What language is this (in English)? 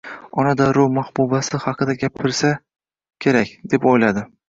Uzbek